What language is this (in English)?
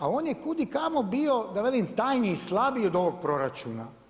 Croatian